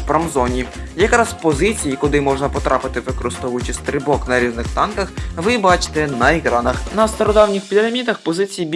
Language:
Ukrainian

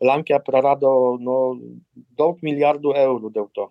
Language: Lithuanian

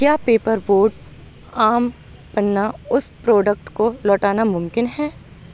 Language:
Urdu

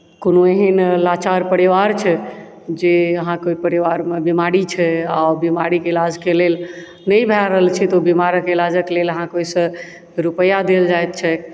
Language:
Maithili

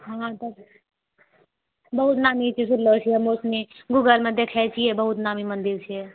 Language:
Maithili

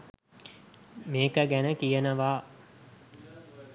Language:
Sinhala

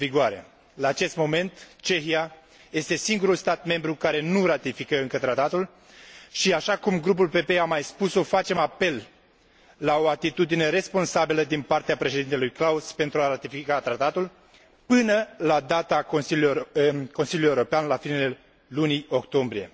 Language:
Romanian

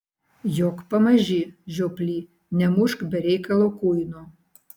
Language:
Lithuanian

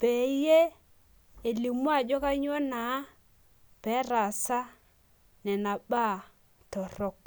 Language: Masai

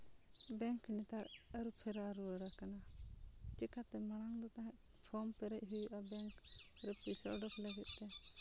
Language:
Santali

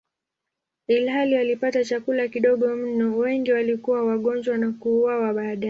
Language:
Swahili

